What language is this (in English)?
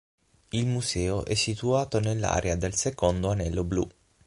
Italian